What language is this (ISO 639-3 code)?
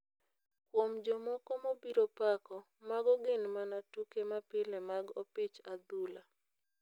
luo